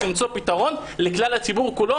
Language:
Hebrew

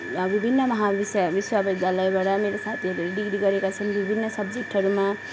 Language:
Nepali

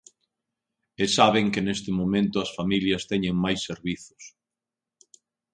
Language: Galician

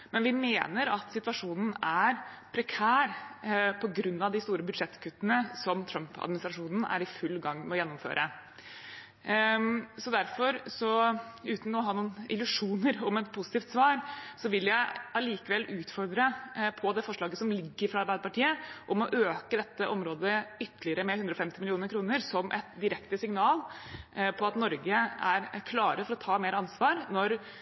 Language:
Norwegian Bokmål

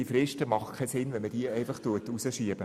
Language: Swiss German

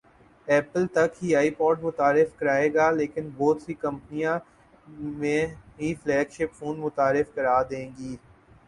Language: Urdu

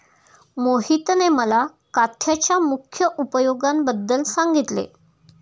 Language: Marathi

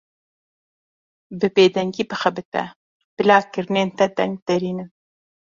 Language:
Kurdish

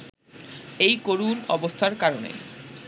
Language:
Bangla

